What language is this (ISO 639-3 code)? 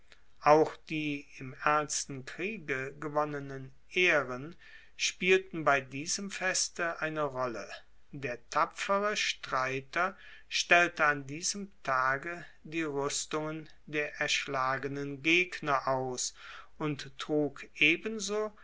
deu